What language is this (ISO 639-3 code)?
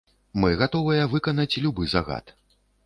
bel